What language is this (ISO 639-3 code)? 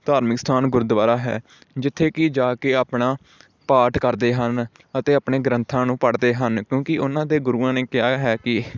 pan